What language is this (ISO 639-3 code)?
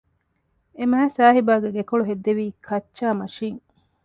div